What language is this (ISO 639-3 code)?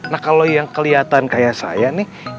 ind